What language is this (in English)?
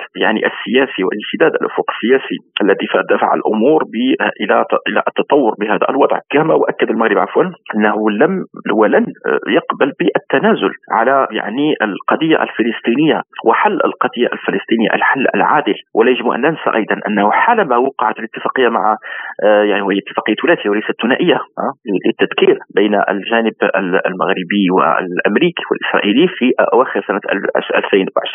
Arabic